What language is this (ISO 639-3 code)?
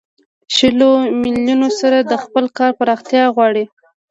pus